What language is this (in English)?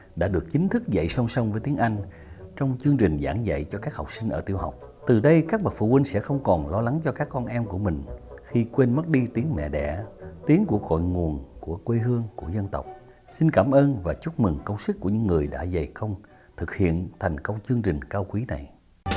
Vietnamese